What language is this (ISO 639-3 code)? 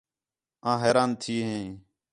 xhe